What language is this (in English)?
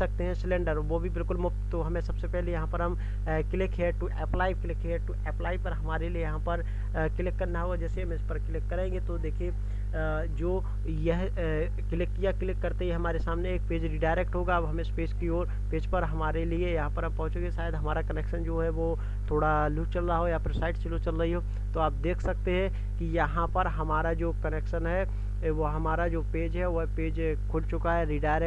Hindi